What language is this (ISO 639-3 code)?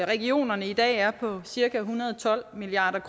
dan